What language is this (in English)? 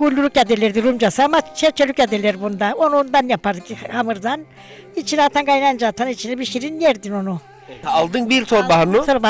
Turkish